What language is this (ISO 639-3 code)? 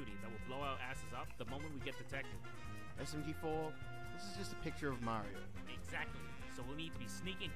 eng